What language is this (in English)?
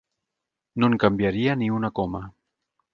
Catalan